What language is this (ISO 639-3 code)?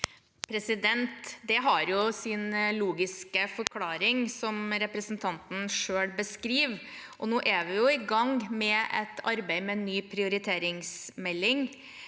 nor